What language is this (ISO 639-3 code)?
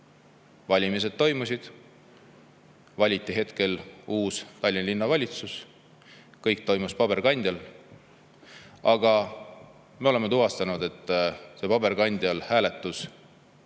est